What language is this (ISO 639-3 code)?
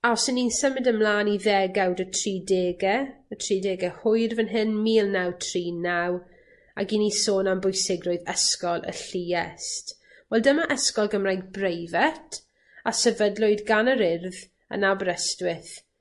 cym